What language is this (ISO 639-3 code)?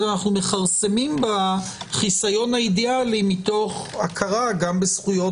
heb